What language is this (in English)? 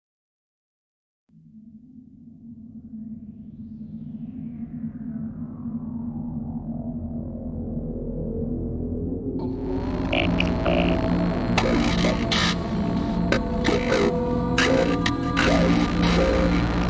English